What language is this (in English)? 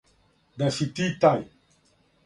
Serbian